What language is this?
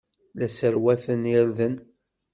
Kabyle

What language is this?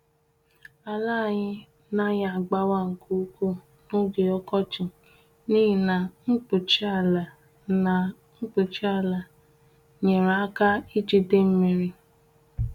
Igbo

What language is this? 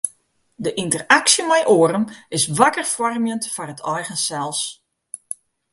Western Frisian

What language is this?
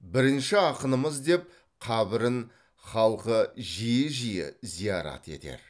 Kazakh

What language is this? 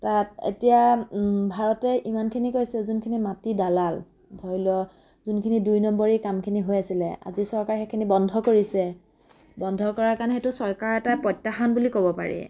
Assamese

